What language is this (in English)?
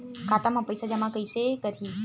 Chhattisgarhi